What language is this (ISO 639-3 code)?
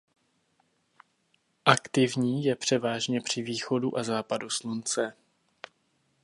ces